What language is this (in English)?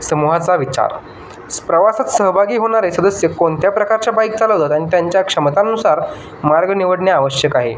Marathi